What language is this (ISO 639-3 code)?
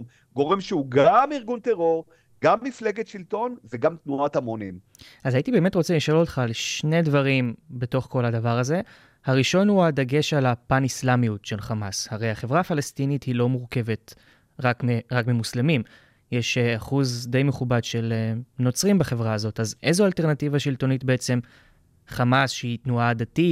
heb